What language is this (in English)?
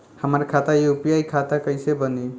Bhojpuri